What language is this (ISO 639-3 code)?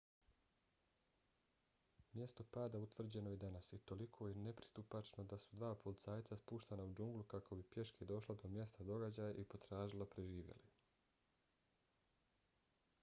bos